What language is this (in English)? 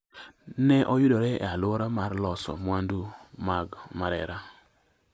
Luo (Kenya and Tanzania)